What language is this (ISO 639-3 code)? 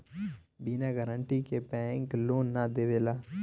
bho